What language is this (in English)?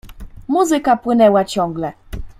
Polish